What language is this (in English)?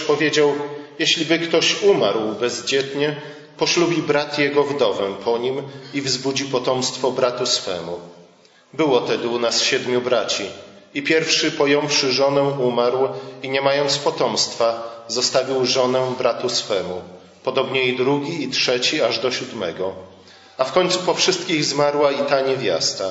Polish